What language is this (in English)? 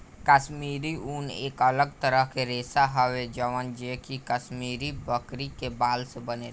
Bhojpuri